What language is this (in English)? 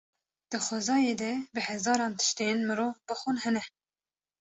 Kurdish